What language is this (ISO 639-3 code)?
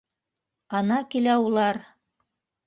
bak